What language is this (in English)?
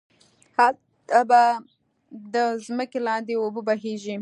Pashto